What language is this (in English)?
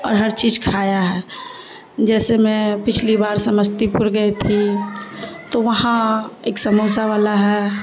Urdu